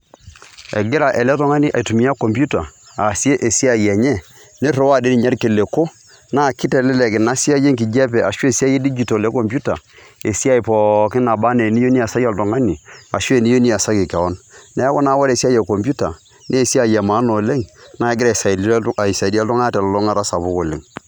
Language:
Masai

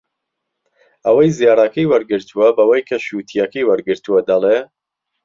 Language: Central Kurdish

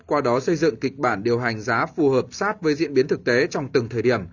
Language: Vietnamese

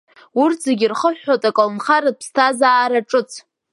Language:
Abkhazian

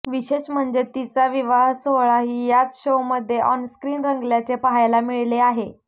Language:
Marathi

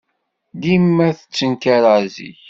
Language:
Kabyle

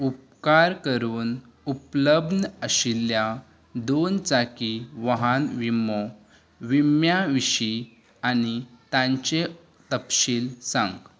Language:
Konkani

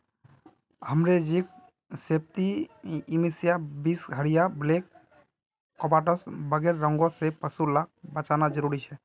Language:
Magahi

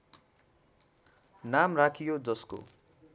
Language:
Nepali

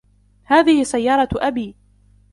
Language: Arabic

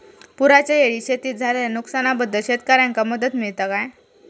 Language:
Marathi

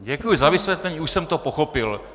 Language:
Czech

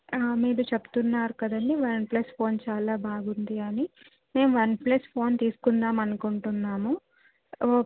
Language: Telugu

